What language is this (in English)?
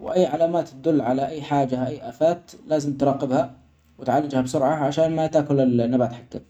Omani Arabic